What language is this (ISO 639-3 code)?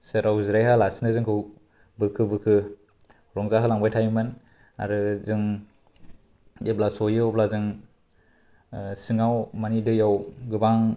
brx